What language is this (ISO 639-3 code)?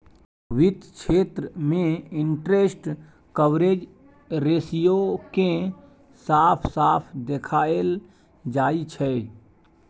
mai